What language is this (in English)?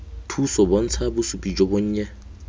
Tswana